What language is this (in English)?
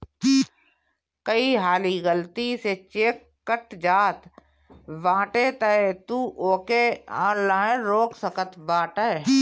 Bhojpuri